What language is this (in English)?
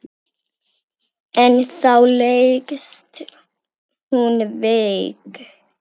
Icelandic